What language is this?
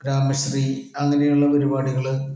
Malayalam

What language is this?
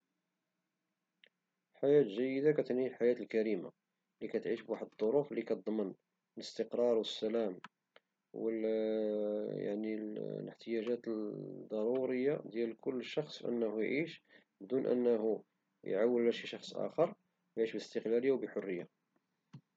Moroccan Arabic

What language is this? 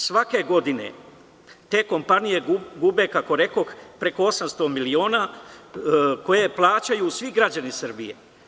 Serbian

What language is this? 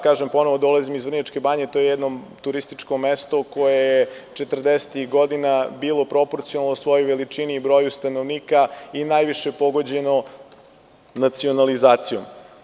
Serbian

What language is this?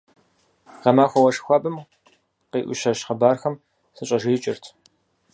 Kabardian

